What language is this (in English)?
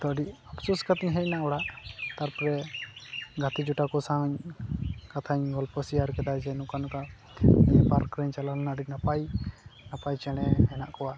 Santali